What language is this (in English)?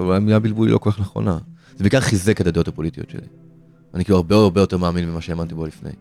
Hebrew